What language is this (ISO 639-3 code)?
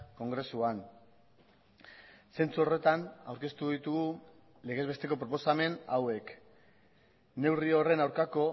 eus